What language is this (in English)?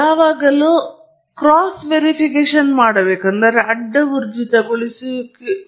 Kannada